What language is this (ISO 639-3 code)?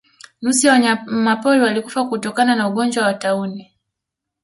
swa